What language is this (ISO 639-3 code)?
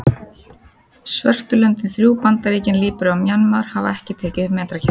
isl